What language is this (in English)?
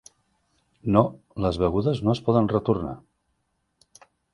Catalan